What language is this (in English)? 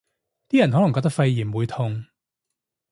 Cantonese